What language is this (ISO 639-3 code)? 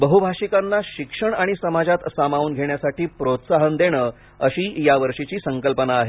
mar